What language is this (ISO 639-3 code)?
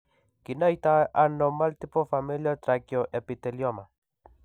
kln